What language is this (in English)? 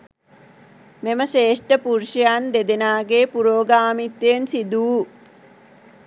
Sinhala